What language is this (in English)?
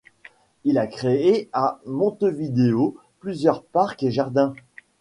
French